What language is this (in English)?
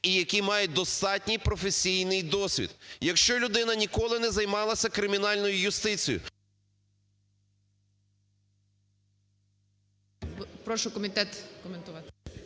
Ukrainian